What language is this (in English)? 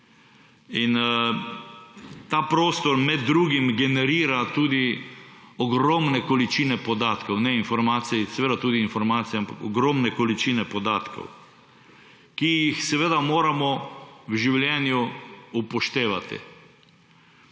Slovenian